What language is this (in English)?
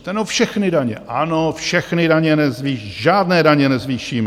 Czech